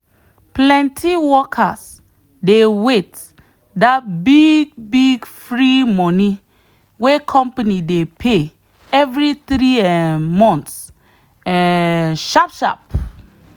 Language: Nigerian Pidgin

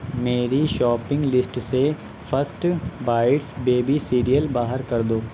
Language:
Urdu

